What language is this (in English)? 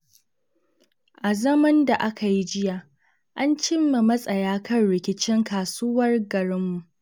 Hausa